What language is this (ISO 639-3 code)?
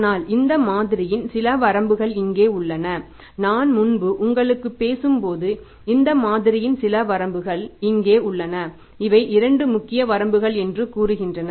tam